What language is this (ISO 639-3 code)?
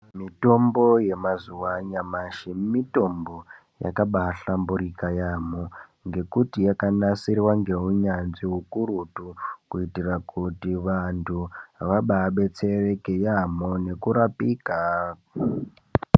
ndc